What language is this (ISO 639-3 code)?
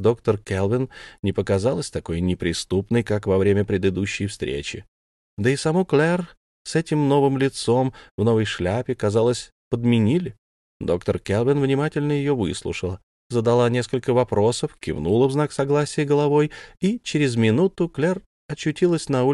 rus